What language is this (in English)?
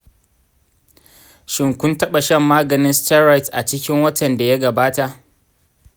Hausa